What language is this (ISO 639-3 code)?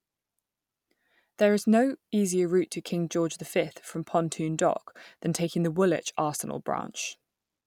eng